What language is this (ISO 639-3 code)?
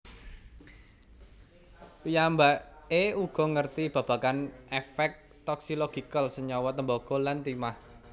jav